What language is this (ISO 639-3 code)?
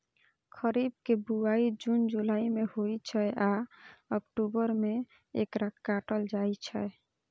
mai